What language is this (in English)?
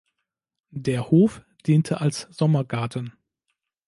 German